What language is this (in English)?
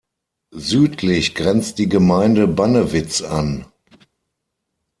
German